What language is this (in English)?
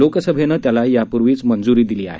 Marathi